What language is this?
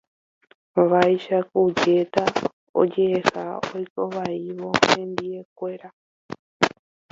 Guarani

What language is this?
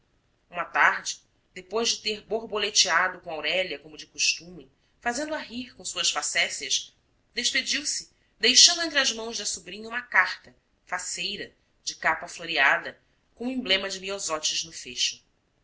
Portuguese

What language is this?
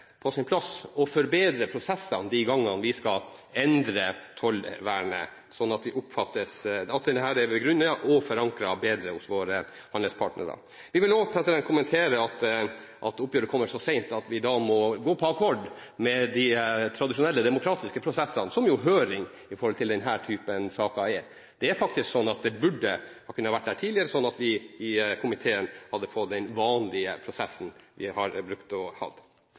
Norwegian Bokmål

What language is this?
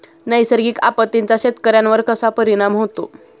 Marathi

